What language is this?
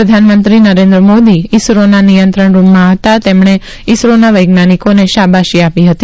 Gujarati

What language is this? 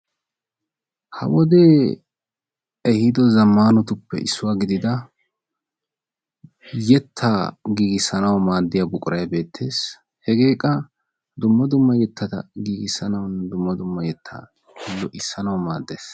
Wolaytta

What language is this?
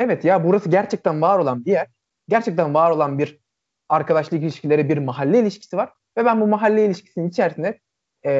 Turkish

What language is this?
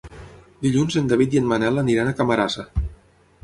Catalan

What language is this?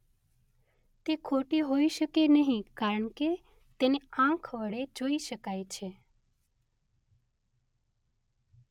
Gujarati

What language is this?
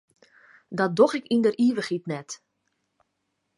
Western Frisian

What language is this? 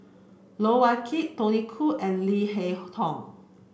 English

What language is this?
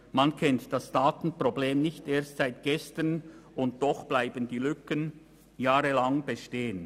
Swiss German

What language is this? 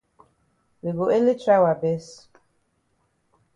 Cameroon Pidgin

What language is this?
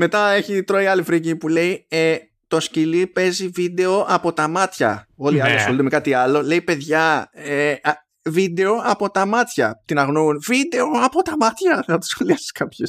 Greek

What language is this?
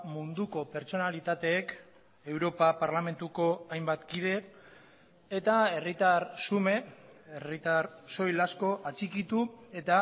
Basque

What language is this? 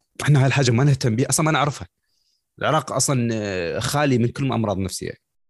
Arabic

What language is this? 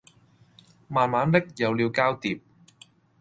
Cantonese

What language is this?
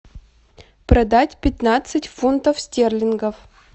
Russian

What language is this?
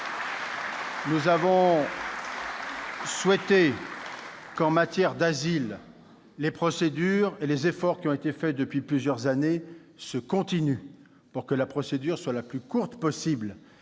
French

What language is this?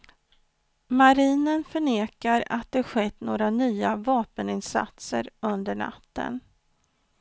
Swedish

